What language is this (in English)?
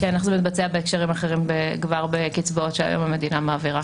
Hebrew